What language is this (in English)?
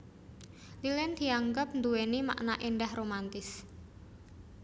Javanese